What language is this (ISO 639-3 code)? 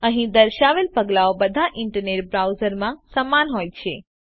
guj